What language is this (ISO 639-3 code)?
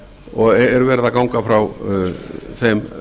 isl